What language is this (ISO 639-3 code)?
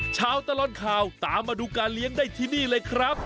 tha